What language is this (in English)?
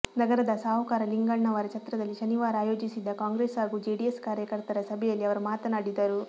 Kannada